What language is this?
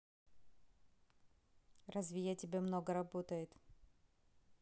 Russian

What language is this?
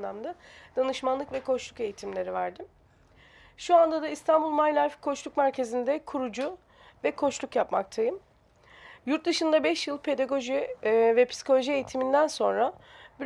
Turkish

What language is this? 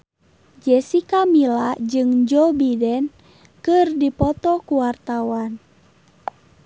Sundanese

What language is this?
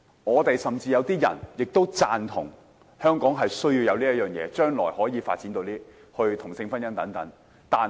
Cantonese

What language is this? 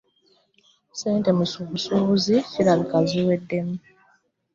Ganda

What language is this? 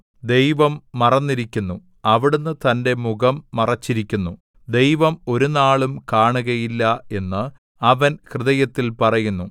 Malayalam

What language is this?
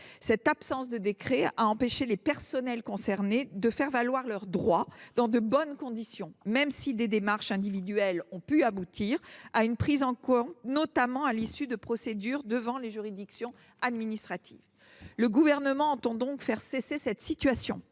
French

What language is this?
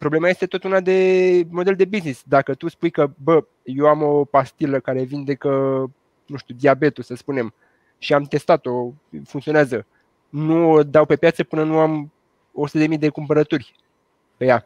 Romanian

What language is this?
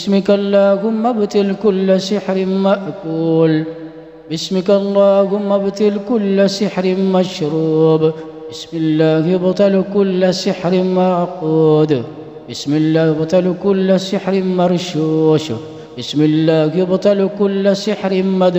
Arabic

